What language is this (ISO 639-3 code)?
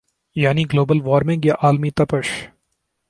urd